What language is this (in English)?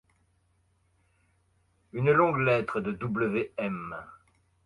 French